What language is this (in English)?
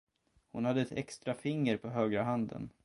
Swedish